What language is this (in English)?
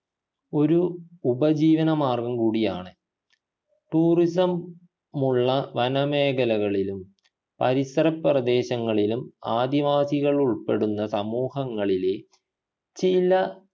Malayalam